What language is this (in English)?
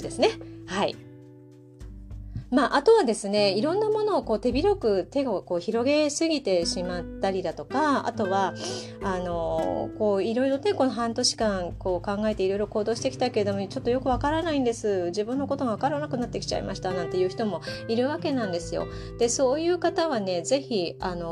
Japanese